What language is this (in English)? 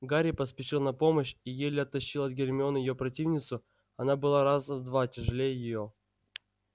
Russian